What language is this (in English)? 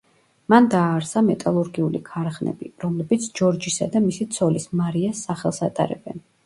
Georgian